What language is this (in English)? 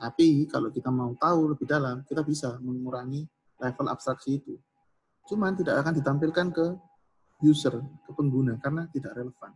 Indonesian